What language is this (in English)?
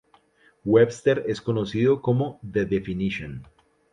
Spanish